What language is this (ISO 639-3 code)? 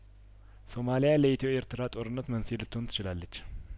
amh